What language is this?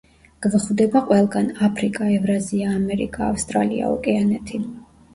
Georgian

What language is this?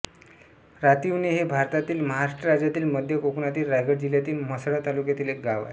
Marathi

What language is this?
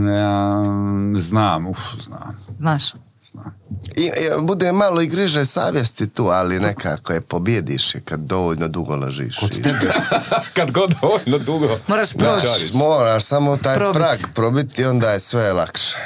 Croatian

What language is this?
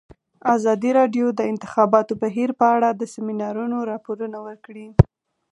Pashto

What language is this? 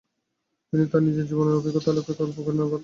Bangla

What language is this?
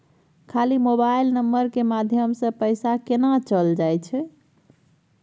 Maithili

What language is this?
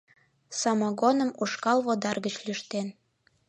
Mari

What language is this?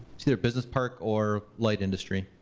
English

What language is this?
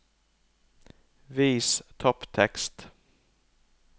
Norwegian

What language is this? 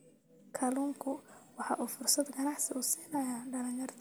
Somali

